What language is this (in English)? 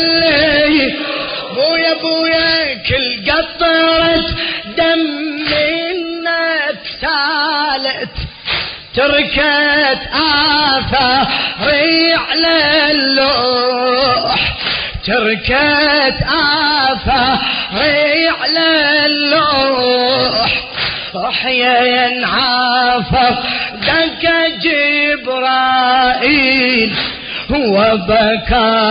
Arabic